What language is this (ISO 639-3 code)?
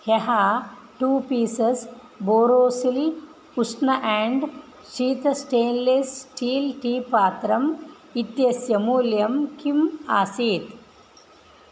san